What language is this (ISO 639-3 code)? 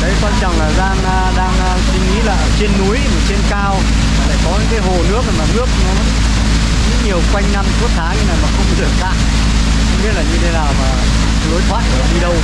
vie